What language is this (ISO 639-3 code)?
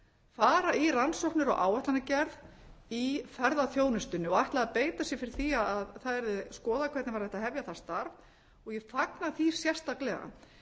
isl